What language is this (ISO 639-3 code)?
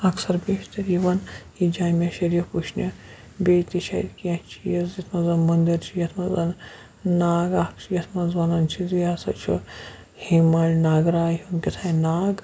kas